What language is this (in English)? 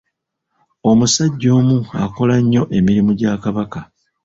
Ganda